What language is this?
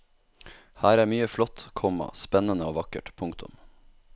Norwegian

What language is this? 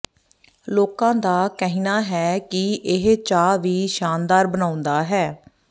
Punjabi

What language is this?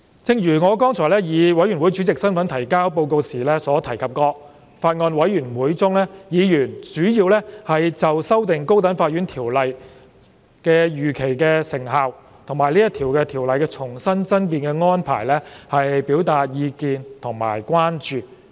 Cantonese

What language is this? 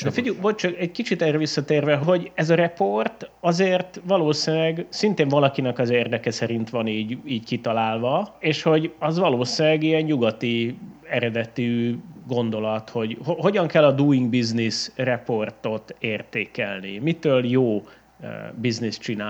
Hungarian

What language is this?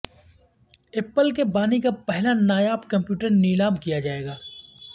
Urdu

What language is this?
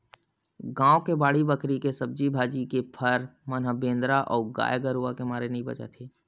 Chhattisgarhi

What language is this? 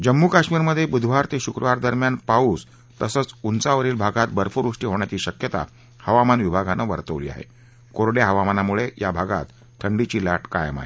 Marathi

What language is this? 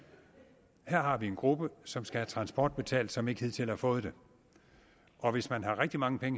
Danish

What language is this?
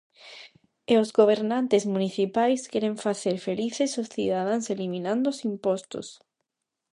Galician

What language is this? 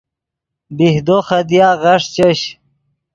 Yidgha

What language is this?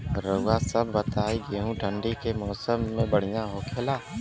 Bhojpuri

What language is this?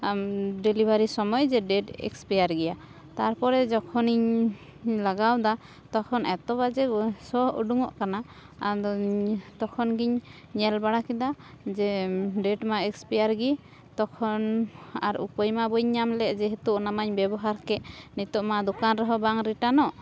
Santali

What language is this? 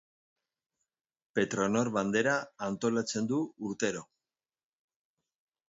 Basque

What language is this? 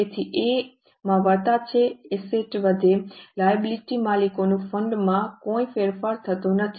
Gujarati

